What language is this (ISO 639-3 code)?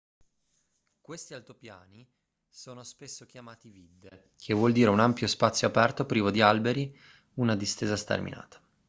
ita